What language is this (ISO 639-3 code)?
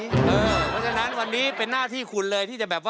tha